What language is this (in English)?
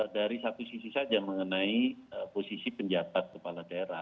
Indonesian